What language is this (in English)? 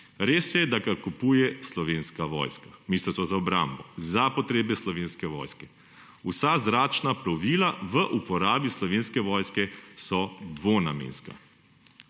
Slovenian